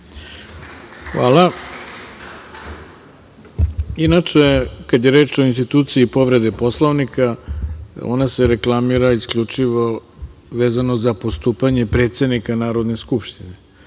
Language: Serbian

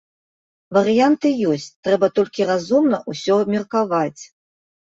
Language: Belarusian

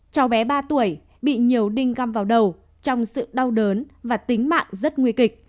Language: Vietnamese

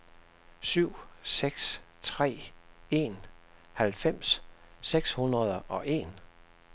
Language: Danish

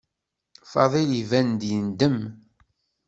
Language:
Kabyle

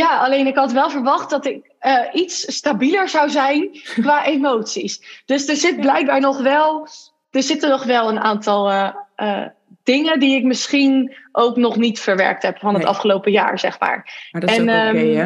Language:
Dutch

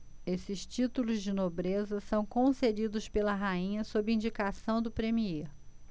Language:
Portuguese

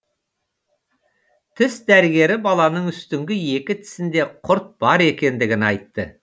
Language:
Kazakh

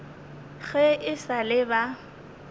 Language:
Northern Sotho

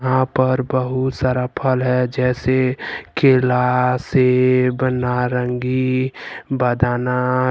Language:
Hindi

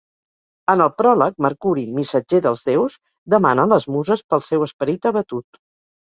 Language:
Catalan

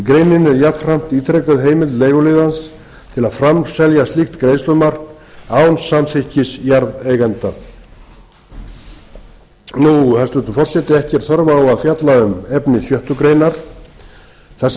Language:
Icelandic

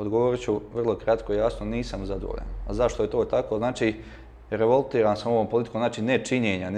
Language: Croatian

